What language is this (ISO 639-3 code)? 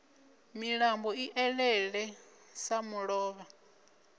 ven